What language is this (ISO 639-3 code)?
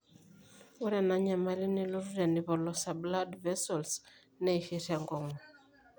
mas